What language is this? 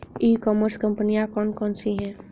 Hindi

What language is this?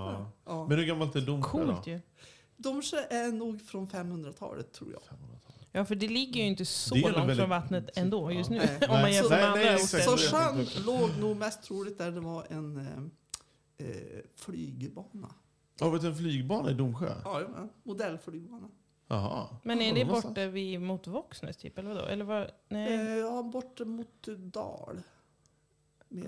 Swedish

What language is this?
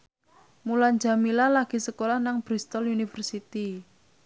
Javanese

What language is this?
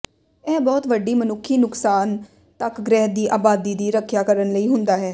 Punjabi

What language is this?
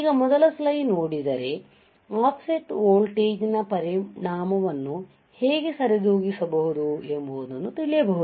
Kannada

